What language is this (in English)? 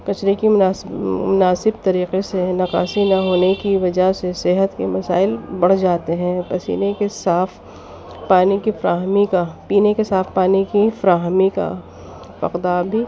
Urdu